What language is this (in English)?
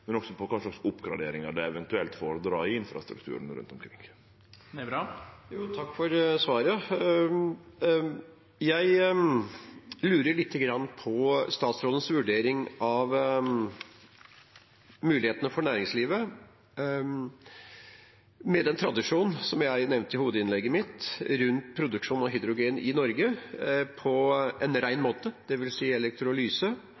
Norwegian